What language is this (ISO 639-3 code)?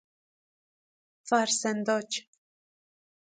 fas